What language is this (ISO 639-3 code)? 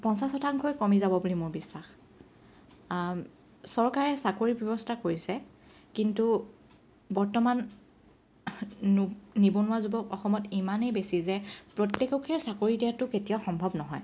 asm